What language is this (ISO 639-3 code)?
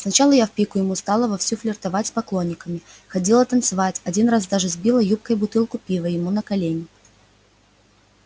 rus